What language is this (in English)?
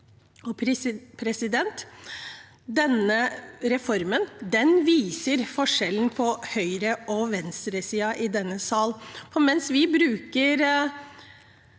Norwegian